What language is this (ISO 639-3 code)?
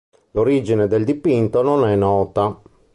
ita